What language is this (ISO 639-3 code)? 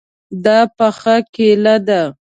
pus